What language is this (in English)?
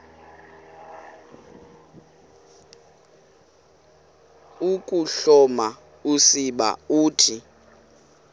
Xhosa